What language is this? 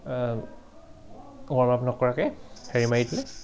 Assamese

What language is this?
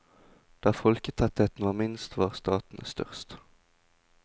Norwegian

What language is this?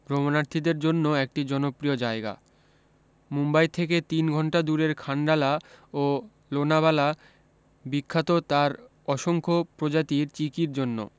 Bangla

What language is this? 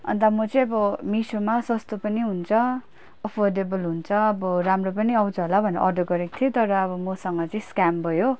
Nepali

